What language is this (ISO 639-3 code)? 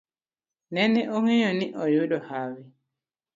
luo